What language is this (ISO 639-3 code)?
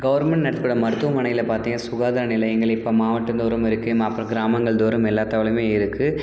tam